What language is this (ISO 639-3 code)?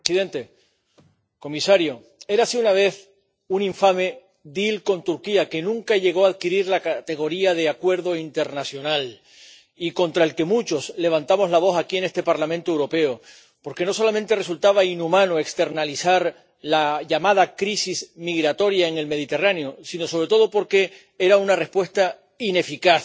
spa